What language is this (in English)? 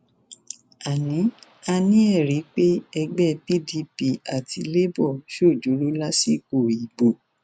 Yoruba